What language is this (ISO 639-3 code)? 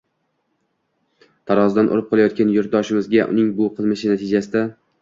uzb